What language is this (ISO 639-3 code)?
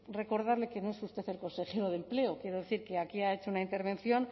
spa